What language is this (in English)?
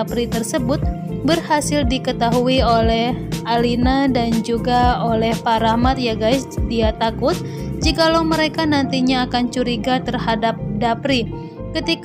Indonesian